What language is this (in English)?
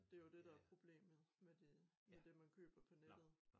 Danish